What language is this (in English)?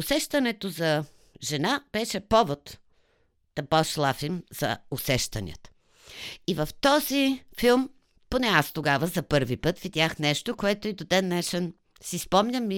Bulgarian